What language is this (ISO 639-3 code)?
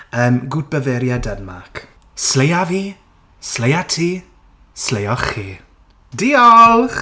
cym